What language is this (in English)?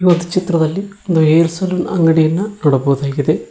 Kannada